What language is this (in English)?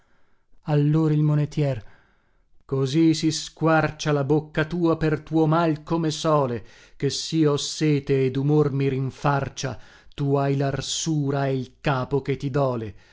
Italian